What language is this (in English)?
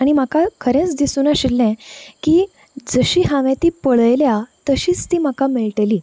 Konkani